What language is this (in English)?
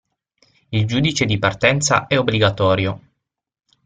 Italian